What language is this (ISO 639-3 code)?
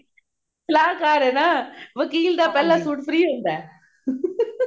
pan